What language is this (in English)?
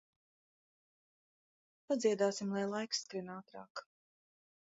Latvian